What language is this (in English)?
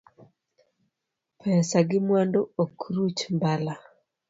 Luo (Kenya and Tanzania)